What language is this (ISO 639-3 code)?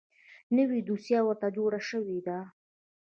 pus